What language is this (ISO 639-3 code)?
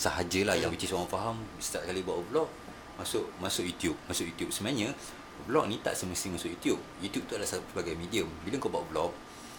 msa